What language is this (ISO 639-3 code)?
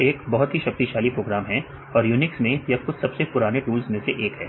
hin